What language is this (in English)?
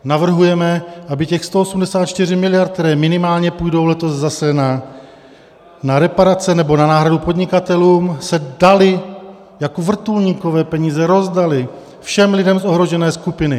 Czech